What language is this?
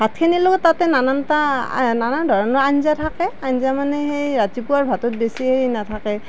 Assamese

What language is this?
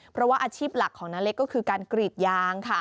Thai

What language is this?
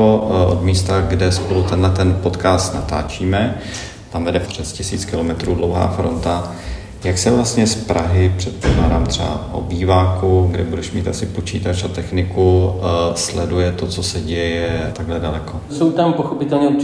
Czech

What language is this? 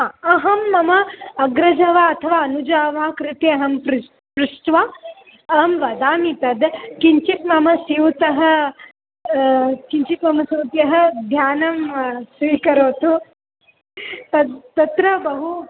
Sanskrit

